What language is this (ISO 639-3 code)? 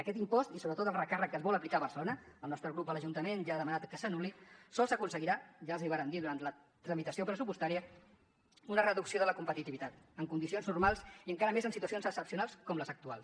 cat